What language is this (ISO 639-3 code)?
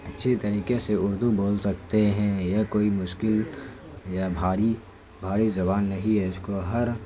urd